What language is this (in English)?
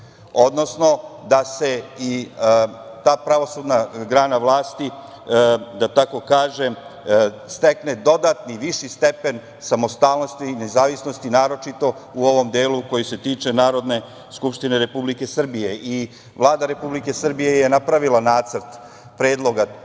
Serbian